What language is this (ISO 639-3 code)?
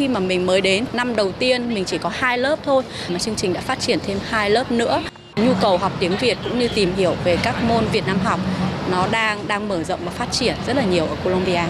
vie